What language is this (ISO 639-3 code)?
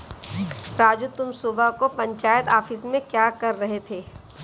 hin